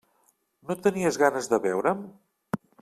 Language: Catalan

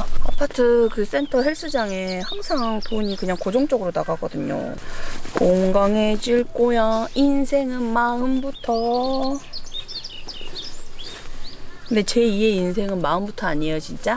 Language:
Korean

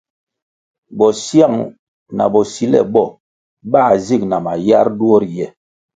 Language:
Kwasio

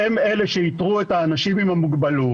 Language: Hebrew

